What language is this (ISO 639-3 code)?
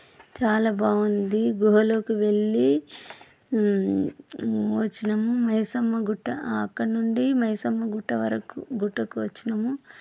tel